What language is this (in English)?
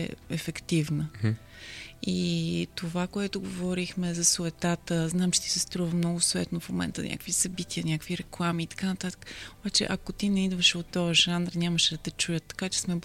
Bulgarian